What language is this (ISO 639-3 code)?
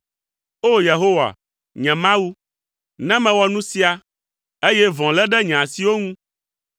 ewe